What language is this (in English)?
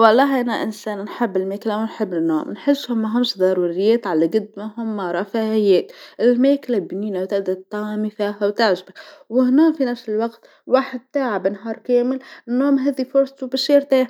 Tunisian Arabic